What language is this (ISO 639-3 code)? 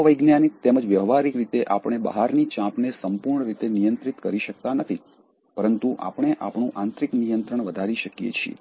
guj